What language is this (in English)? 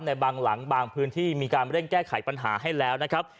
Thai